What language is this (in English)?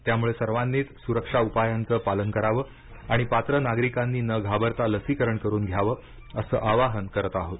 Marathi